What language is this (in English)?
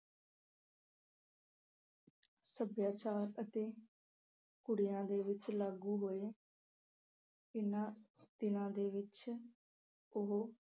Punjabi